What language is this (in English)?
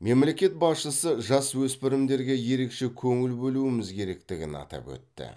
Kazakh